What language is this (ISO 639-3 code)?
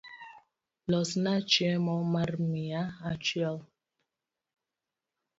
luo